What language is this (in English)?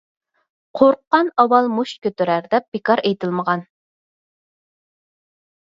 Uyghur